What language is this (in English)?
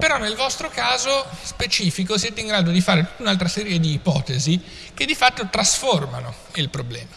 Italian